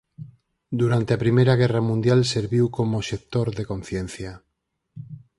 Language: Galician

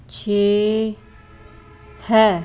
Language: Punjabi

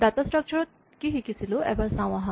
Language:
Assamese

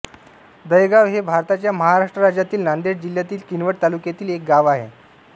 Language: Marathi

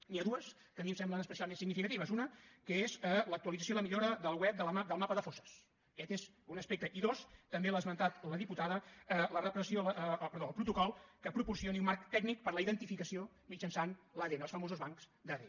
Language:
Catalan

